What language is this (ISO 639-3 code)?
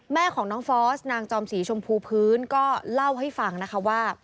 tha